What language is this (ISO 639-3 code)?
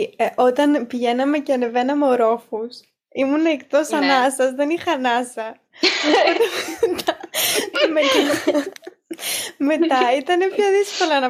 ell